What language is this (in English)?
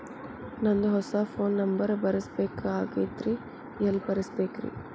Kannada